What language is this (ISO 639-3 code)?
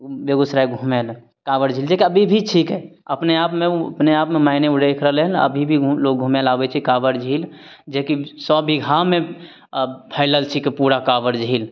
mai